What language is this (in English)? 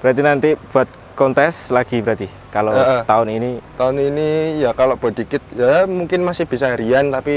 Indonesian